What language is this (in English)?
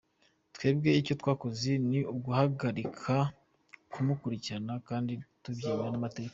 Kinyarwanda